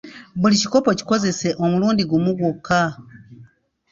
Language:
Ganda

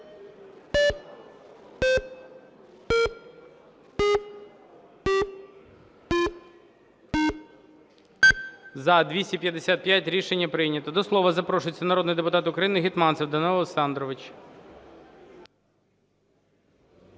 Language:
Ukrainian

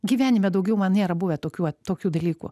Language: Lithuanian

